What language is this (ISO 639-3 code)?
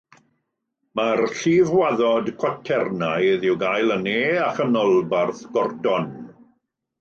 cym